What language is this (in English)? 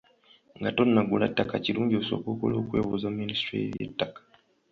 Ganda